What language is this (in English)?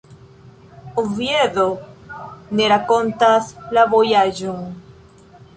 Esperanto